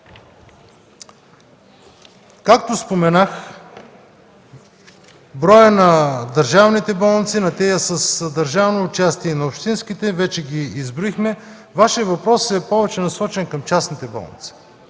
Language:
Bulgarian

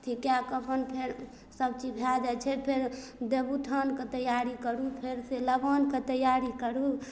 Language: Maithili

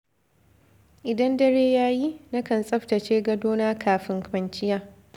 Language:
Hausa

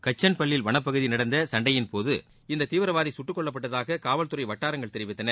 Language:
Tamil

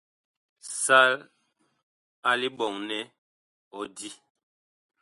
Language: Bakoko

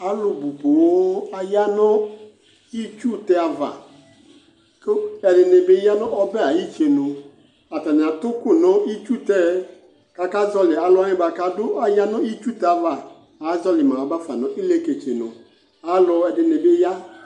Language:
Ikposo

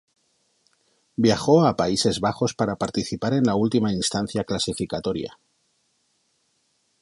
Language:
Spanish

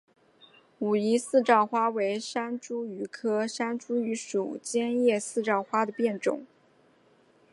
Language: Chinese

